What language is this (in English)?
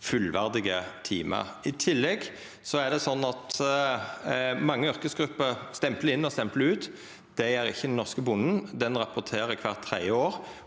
Norwegian